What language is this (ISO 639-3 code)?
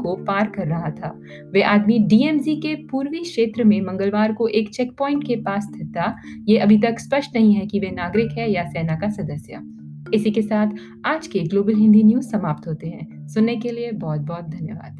hin